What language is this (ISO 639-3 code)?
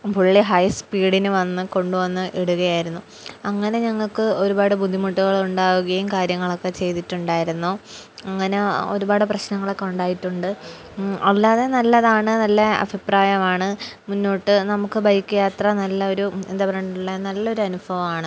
mal